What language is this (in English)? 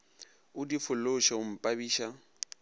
Northern Sotho